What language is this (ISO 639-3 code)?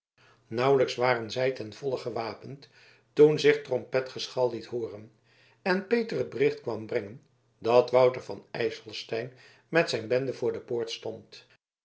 nld